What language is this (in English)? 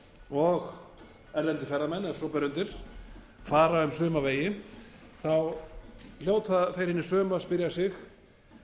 Icelandic